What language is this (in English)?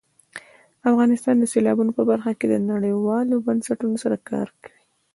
Pashto